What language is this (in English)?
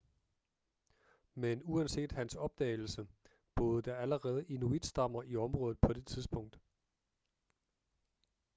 Danish